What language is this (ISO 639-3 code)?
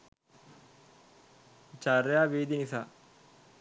sin